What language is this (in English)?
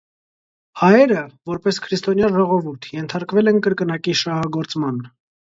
Armenian